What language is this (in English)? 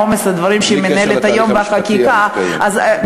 Hebrew